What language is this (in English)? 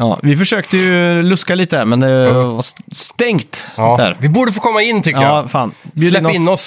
Swedish